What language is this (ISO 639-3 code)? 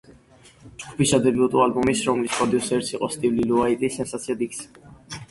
kat